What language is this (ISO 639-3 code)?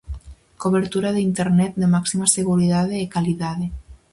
glg